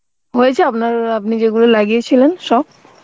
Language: Bangla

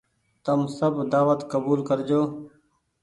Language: Goaria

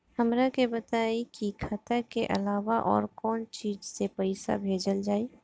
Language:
Bhojpuri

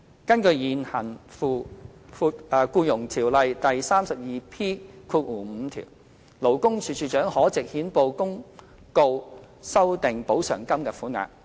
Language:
Cantonese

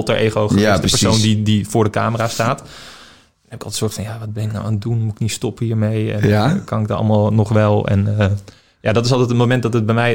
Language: Dutch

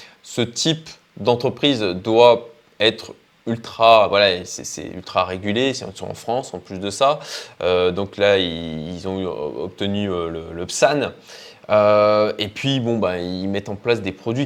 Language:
French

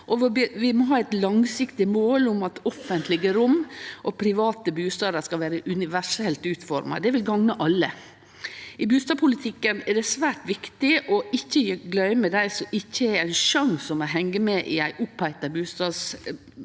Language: Norwegian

